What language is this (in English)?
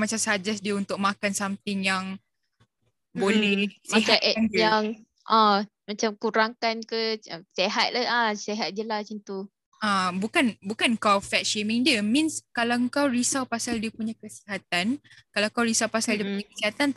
Malay